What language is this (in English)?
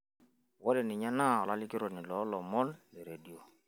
Masai